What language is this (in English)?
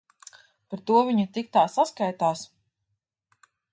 Latvian